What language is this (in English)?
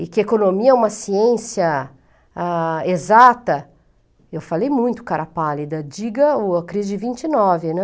Portuguese